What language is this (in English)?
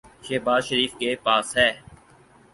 Urdu